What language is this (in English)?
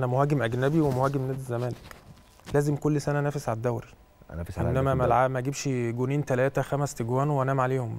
Arabic